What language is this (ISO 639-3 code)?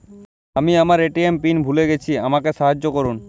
ben